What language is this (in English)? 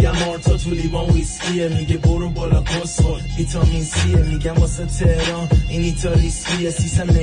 Persian